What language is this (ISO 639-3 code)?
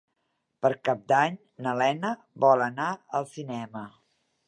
cat